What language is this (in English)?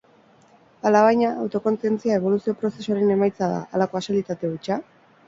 Basque